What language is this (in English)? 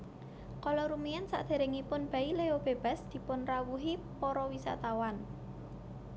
Javanese